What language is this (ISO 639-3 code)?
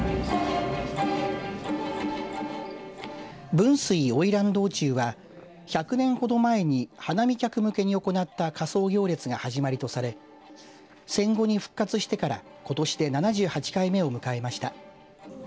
jpn